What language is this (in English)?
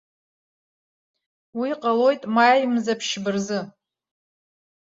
Abkhazian